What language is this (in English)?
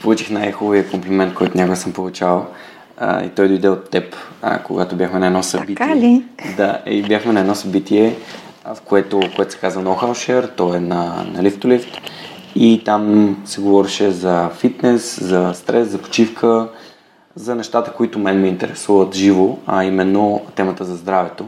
Bulgarian